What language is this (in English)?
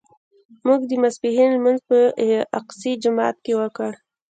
Pashto